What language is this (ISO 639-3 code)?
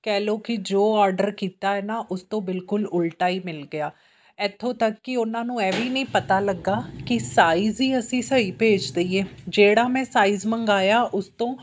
pan